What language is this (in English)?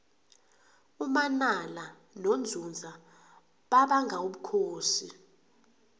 South Ndebele